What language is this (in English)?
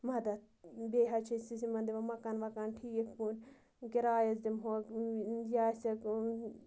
Kashmiri